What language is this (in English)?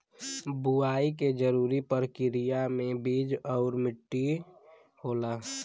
Bhojpuri